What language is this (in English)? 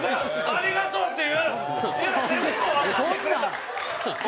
Japanese